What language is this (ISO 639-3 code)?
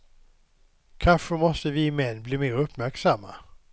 swe